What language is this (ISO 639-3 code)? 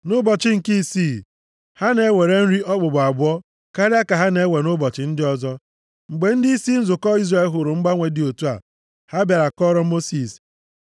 ibo